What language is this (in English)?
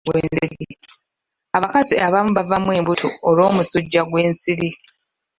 Ganda